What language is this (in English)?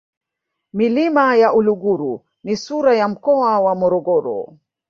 Swahili